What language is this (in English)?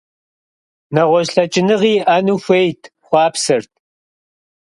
Kabardian